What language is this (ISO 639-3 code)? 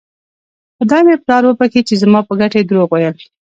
pus